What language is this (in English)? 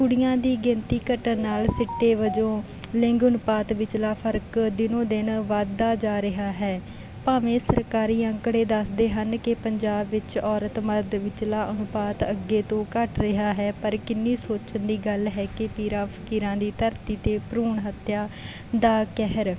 Punjabi